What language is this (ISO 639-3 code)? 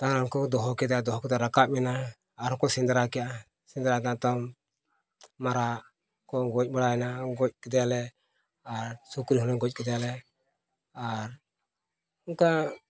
sat